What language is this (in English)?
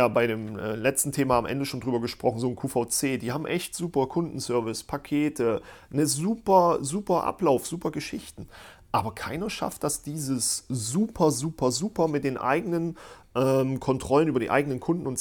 German